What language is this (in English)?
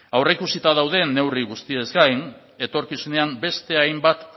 Basque